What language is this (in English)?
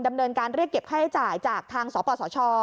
Thai